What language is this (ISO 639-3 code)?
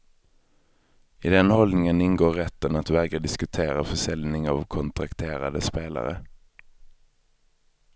swe